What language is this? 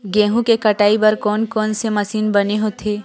Chhattisgarhi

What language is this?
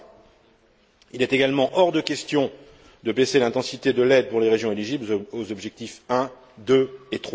French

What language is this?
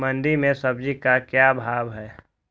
Magahi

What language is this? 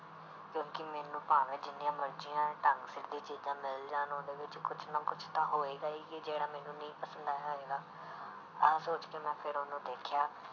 Punjabi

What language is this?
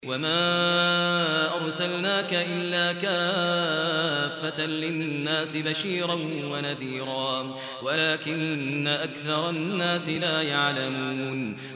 Arabic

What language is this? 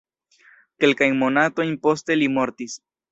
Esperanto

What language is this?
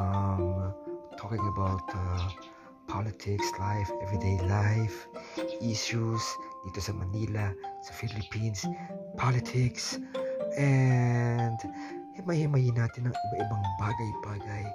Filipino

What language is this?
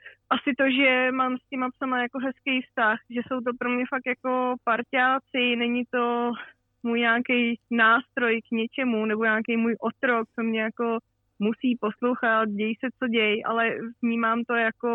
Czech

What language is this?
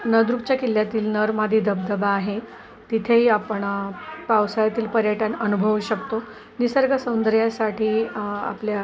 Marathi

